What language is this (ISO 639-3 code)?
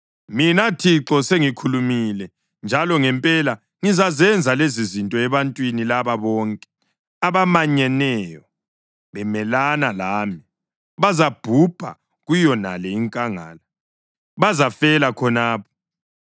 nde